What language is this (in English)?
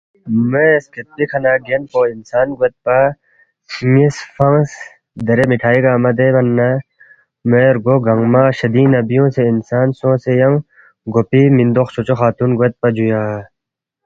Balti